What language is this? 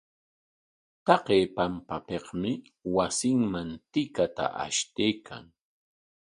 Corongo Ancash Quechua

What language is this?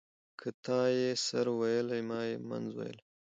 Pashto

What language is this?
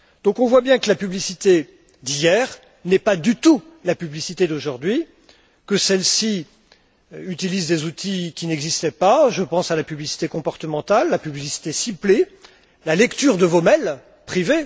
French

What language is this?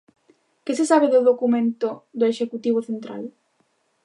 Galician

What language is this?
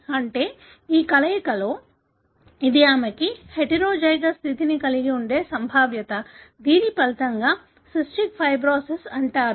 Telugu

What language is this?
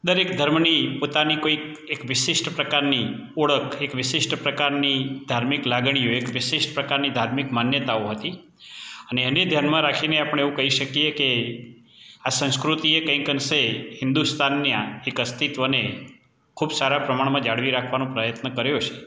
Gujarati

